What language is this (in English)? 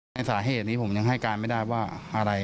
Thai